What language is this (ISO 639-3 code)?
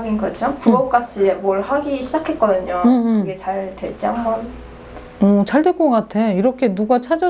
kor